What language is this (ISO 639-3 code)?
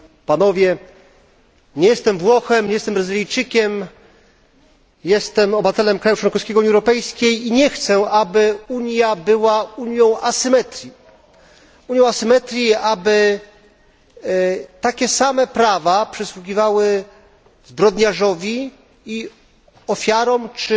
pol